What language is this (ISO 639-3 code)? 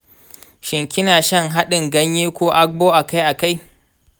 hau